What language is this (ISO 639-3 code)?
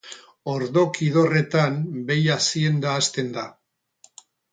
eus